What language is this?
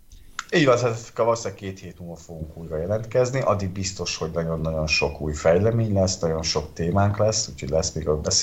Hungarian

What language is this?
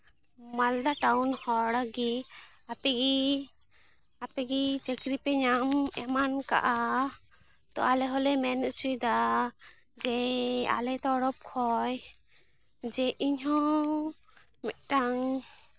Santali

